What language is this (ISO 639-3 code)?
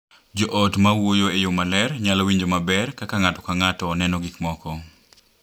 luo